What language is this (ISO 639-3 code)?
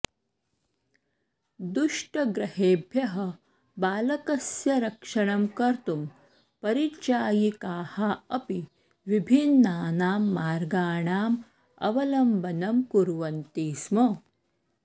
san